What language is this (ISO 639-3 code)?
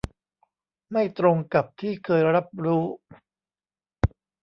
tha